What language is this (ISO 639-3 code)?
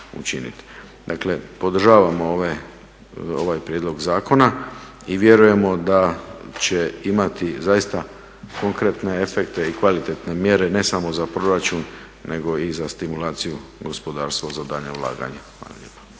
hrv